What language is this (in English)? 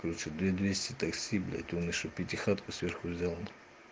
Russian